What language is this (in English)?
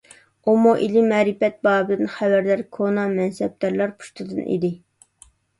Uyghur